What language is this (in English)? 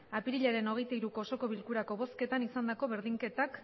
Basque